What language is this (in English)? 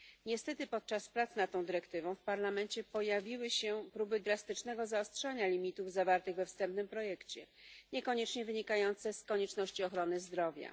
Polish